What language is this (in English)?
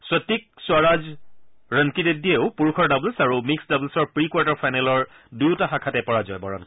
Assamese